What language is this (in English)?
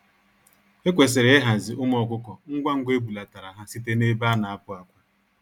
Igbo